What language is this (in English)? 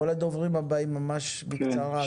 Hebrew